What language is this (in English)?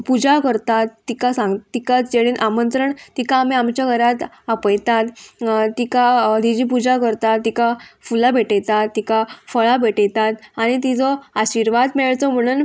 Konkani